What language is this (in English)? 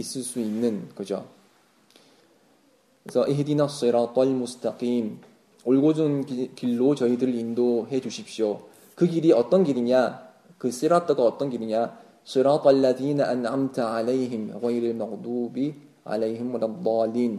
Korean